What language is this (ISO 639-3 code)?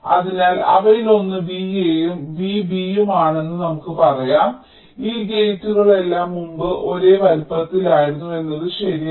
mal